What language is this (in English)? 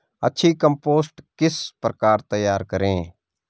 Hindi